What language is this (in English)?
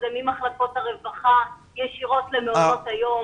Hebrew